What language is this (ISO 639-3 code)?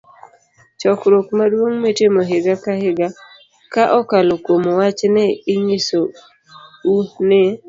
luo